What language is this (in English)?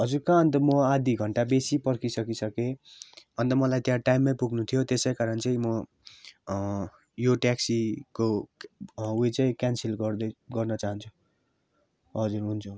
Nepali